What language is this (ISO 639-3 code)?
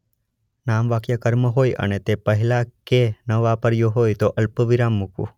guj